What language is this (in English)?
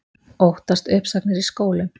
Icelandic